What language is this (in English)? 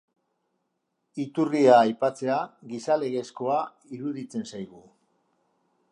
Basque